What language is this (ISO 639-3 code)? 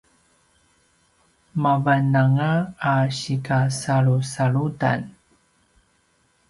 pwn